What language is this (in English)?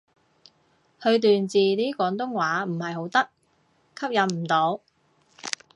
Cantonese